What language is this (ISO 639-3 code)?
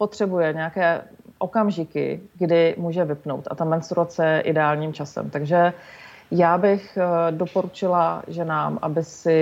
ces